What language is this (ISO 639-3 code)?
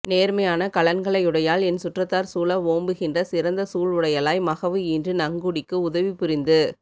tam